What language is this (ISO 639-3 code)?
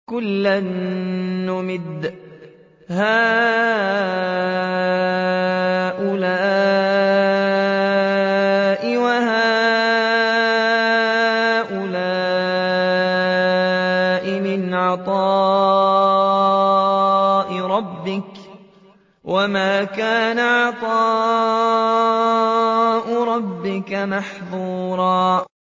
ara